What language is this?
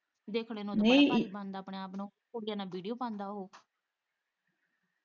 Punjabi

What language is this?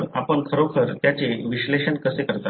Marathi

